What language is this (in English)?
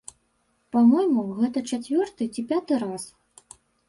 Belarusian